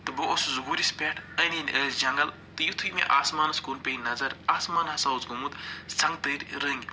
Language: Kashmiri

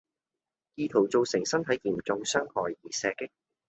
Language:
Cantonese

